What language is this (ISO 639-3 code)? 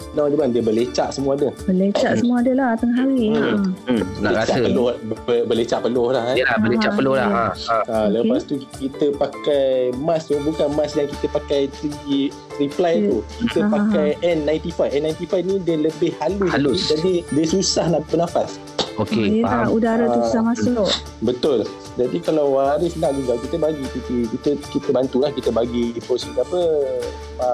msa